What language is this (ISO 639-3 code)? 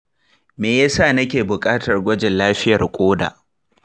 hau